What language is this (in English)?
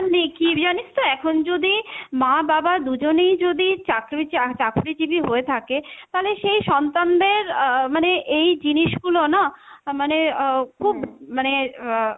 Bangla